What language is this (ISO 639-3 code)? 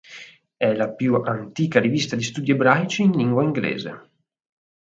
ita